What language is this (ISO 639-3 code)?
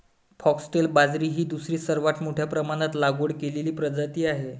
mar